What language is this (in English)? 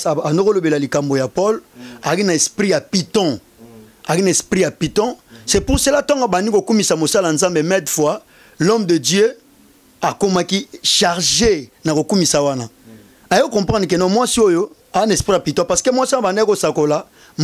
French